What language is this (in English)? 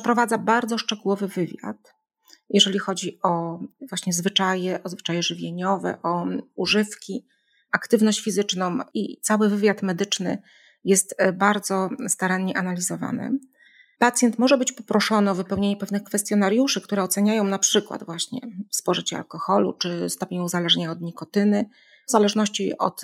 Polish